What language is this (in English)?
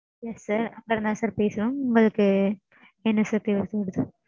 Tamil